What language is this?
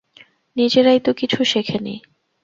Bangla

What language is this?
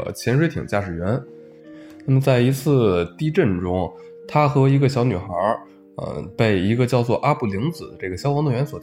Chinese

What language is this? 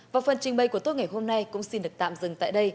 Vietnamese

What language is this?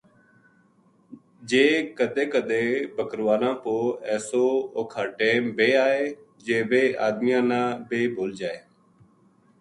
Gujari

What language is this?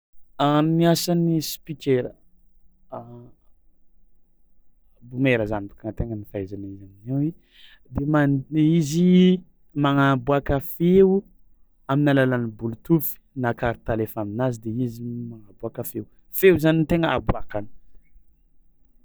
Tsimihety Malagasy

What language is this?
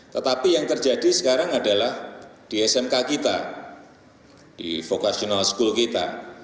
Indonesian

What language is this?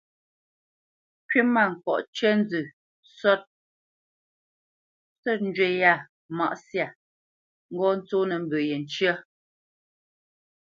Bamenyam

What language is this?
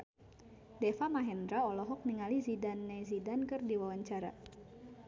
Sundanese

